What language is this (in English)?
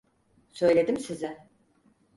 Turkish